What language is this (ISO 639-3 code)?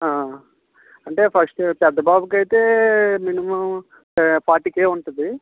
tel